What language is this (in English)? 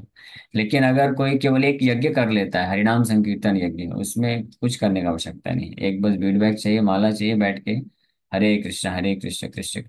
Hindi